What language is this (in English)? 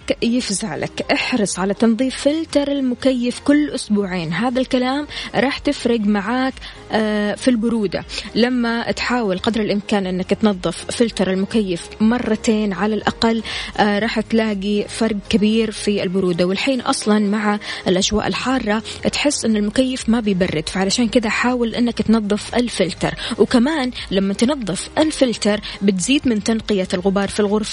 Arabic